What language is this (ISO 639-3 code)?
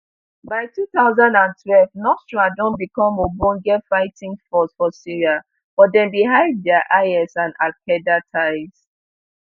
pcm